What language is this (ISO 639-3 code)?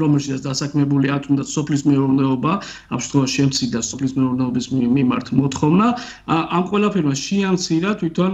ron